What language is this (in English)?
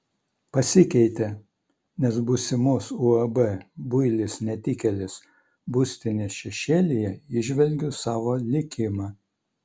Lithuanian